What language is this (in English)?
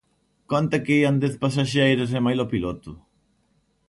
Galician